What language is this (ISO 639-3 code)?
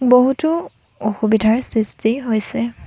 asm